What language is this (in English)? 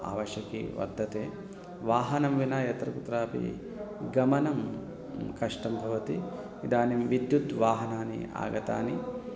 Sanskrit